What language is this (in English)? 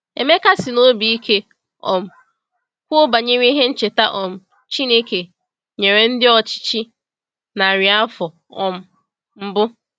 Igbo